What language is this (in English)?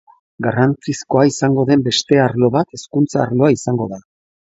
Basque